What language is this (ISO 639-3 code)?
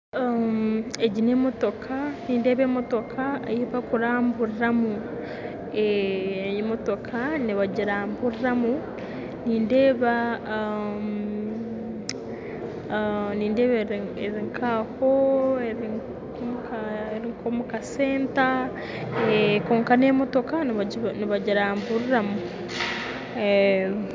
nyn